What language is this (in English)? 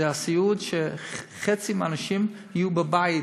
Hebrew